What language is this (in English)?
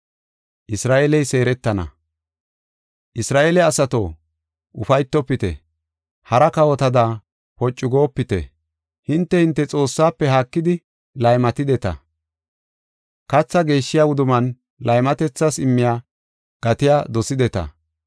Gofa